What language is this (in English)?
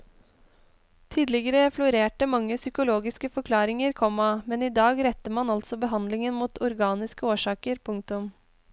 Norwegian